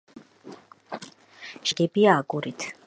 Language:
Georgian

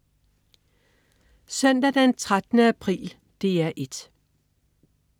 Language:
Danish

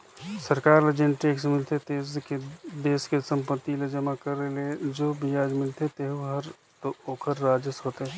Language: Chhattisgarhi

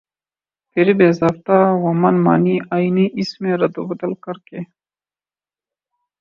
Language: Urdu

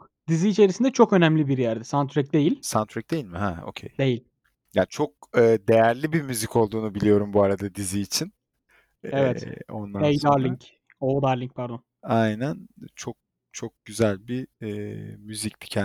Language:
Turkish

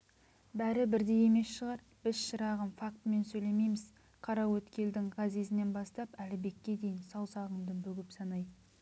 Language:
Kazakh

